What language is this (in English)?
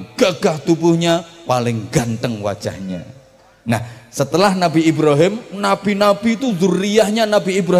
Indonesian